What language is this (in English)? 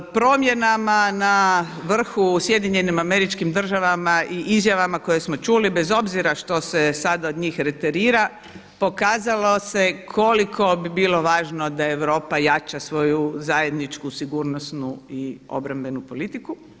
Croatian